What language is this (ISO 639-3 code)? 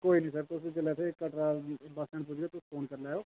doi